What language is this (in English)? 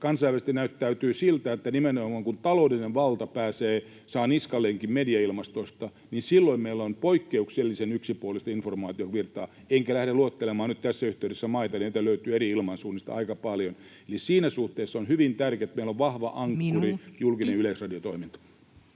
Finnish